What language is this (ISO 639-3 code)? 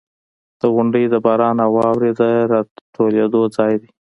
pus